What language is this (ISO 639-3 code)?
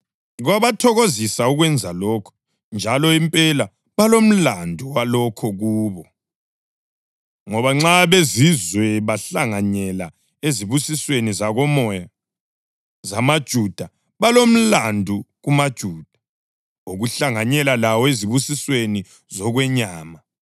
nde